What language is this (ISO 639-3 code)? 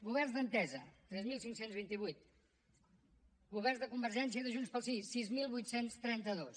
cat